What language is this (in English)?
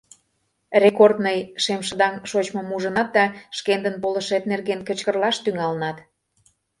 Mari